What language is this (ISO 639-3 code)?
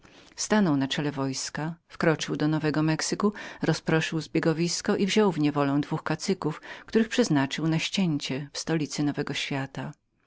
pol